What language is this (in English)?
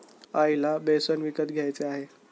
Marathi